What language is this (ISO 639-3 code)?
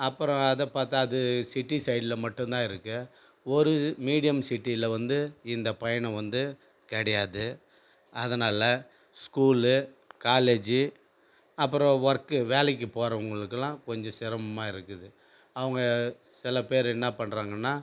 tam